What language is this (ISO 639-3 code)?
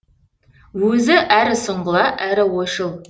kaz